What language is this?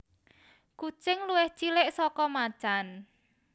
Javanese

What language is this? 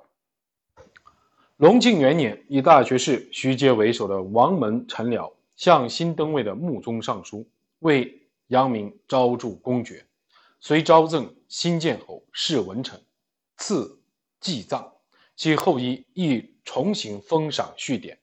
Chinese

